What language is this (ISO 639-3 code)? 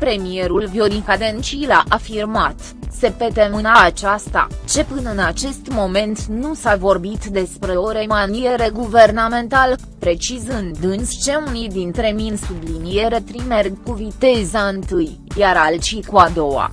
ron